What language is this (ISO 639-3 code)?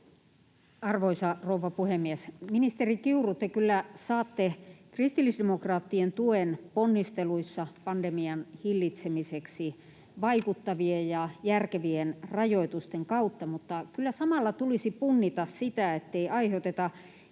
fin